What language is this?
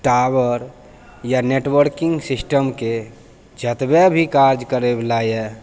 Maithili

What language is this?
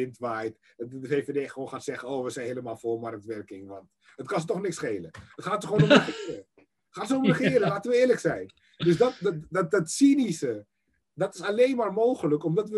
Dutch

